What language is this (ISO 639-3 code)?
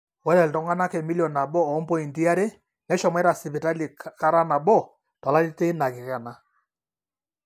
mas